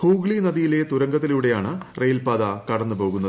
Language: Malayalam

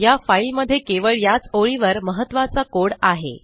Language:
Marathi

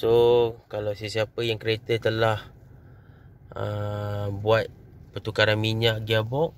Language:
Malay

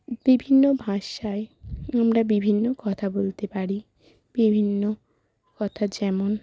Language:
Bangla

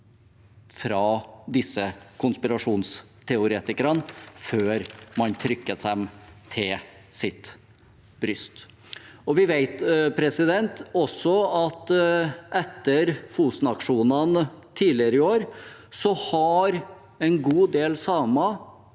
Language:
Norwegian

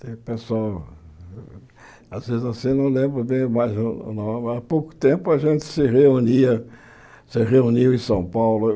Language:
Portuguese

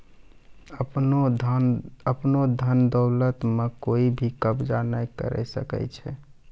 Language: Maithili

